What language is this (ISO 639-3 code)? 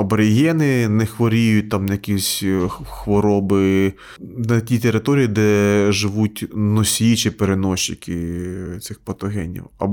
ukr